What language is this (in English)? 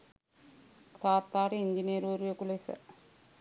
Sinhala